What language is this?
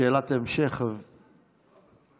Hebrew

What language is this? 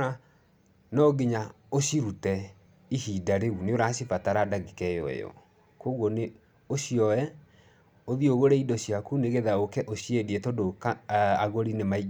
Kikuyu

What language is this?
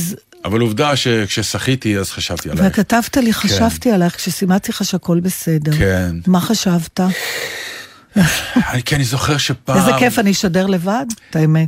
Hebrew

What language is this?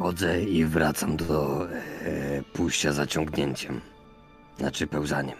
Polish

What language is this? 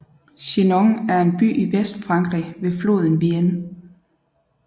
Danish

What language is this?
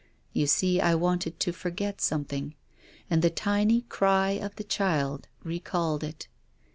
English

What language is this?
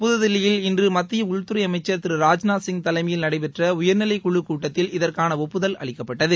Tamil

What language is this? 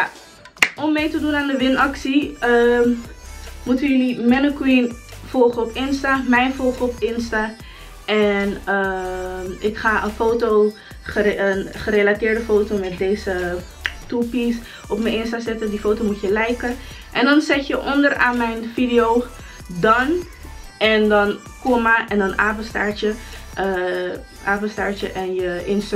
Dutch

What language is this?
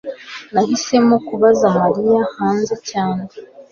Kinyarwanda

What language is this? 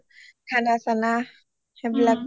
Assamese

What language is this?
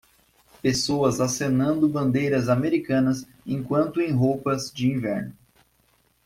Portuguese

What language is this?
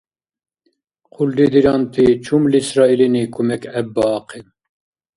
Dargwa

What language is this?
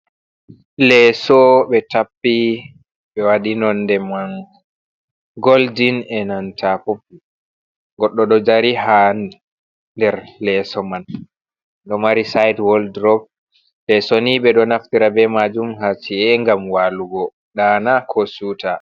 Fula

